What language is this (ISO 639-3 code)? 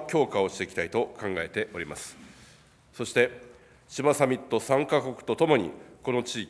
jpn